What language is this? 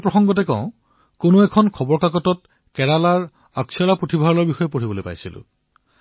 Assamese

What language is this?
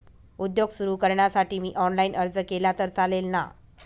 Marathi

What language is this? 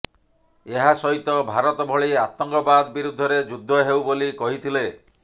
Odia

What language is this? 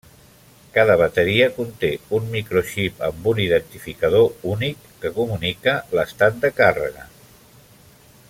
Catalan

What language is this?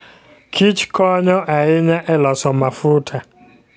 Luo (Kenya and Tanzania)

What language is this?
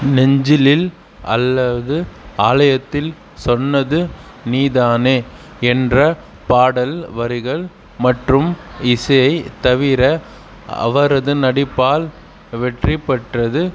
Tamil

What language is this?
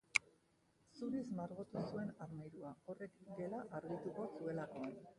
Basque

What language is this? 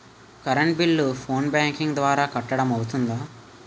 Telugu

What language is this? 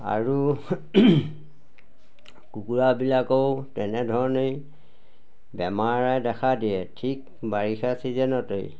Assamese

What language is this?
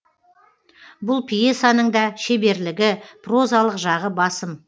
Kazakh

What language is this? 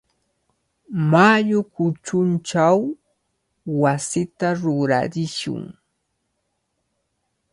Cajatambo North Lima Quechua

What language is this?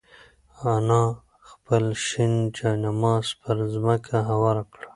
Pashto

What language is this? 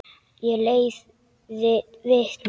Icelandic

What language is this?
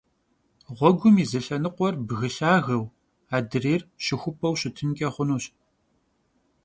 Kabardian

